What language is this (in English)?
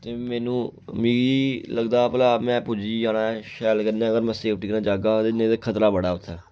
Dogri